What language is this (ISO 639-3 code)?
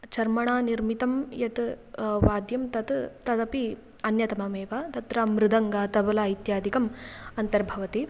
san